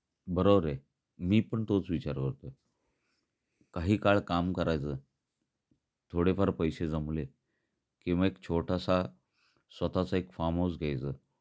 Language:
Marathi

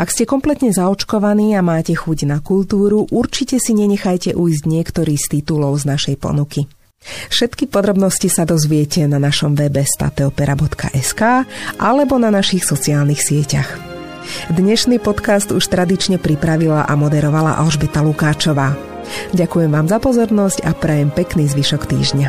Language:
Slovak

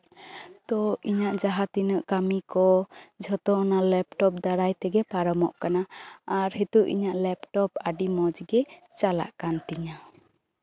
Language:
Santali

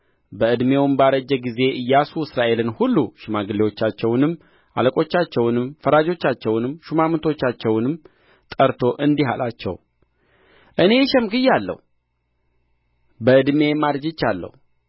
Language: Amharic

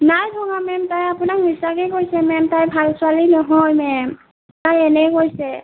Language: Assamese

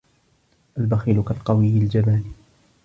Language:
Arabic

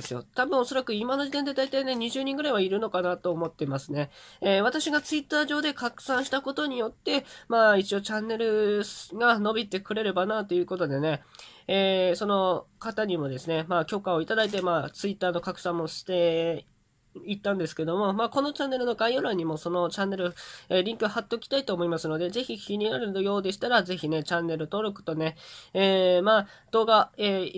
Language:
Japanese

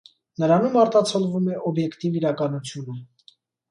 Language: Armenian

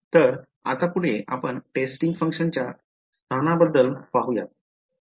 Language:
Marathi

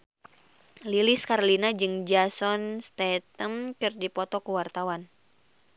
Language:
Sundanese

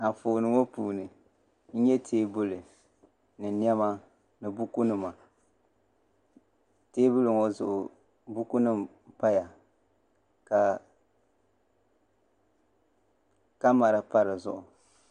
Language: Dagbani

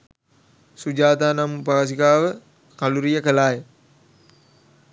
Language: Sinhala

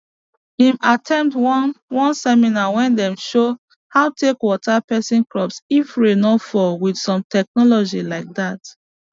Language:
Nigerian Pidgin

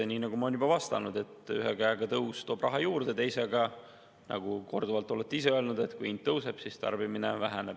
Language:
Estonian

